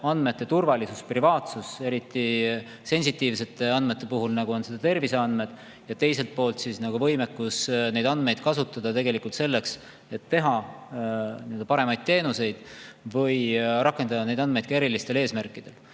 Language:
Estonian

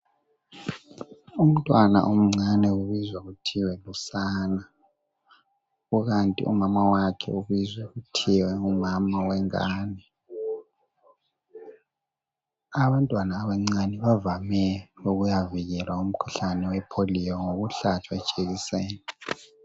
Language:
North Ndebele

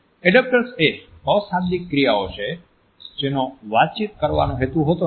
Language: Gujarati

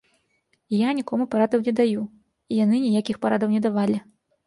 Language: Belarusian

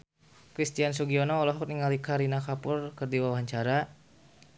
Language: Sundanese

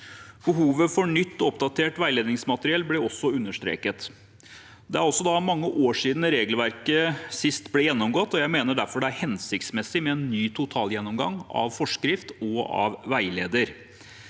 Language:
Norwegian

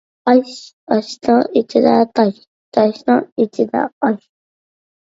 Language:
Uyghur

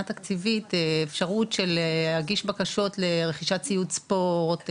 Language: Hebrew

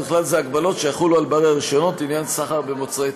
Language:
Hebrew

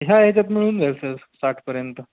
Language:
Marathi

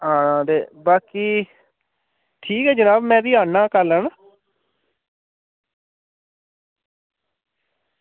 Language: Dogri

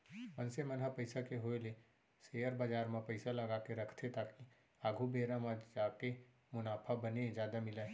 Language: Chhattisgarhi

